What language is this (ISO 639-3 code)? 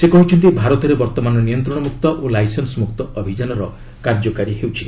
ori